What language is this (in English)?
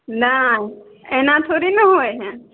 Maithili